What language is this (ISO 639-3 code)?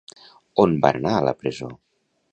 cat